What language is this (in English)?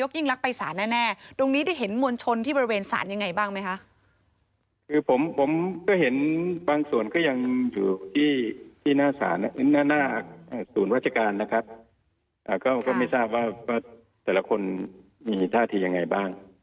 Thai